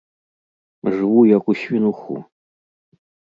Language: Belarusian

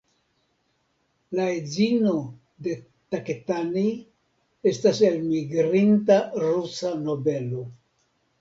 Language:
Esperanto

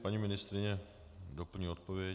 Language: Czech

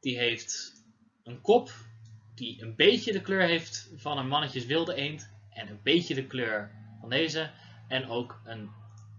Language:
Dutch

